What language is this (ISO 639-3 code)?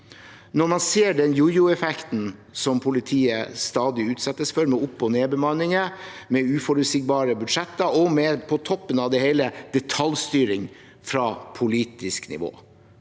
nor